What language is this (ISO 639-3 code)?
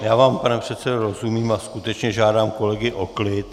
ces